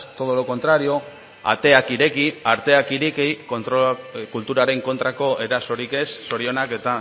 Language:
Basque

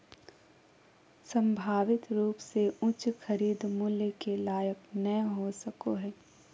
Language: Magahi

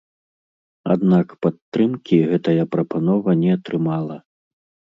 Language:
Belarusian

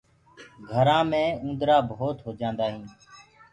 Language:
Gurgula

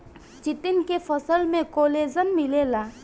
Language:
Bhojpuri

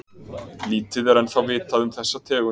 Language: Icelandic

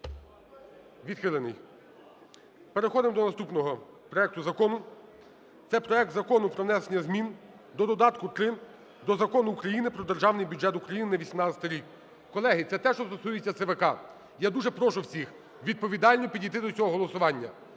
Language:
Ukrainian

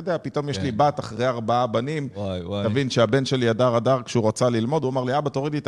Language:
Hebrew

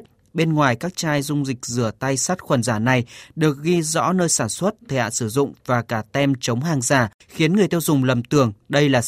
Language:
Vietnamese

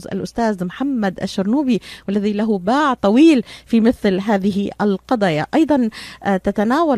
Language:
Arabic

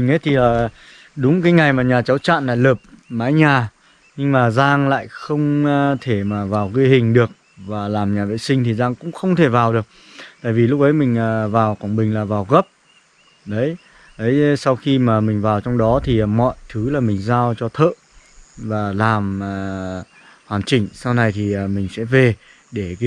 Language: Vietnamese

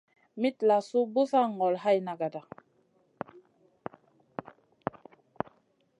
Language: Masana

